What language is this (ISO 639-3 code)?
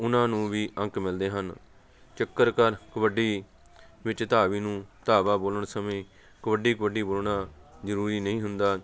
pan